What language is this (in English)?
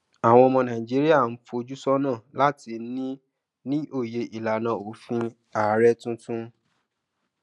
Yoruba